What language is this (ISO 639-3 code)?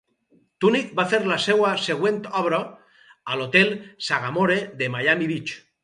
cat